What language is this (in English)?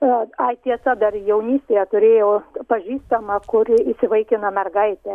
Lithuanian